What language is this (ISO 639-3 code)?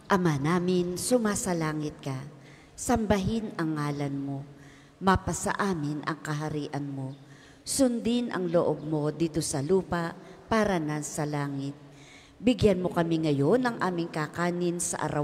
fil